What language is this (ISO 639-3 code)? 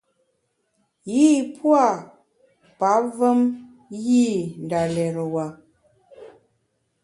bax